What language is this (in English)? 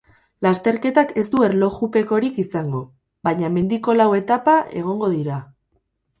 Basque